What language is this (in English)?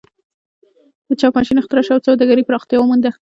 Pashto